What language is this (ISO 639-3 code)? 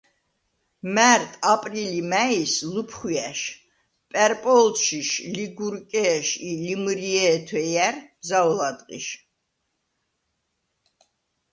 sva